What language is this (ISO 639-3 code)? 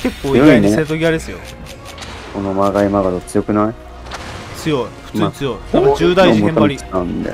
jpn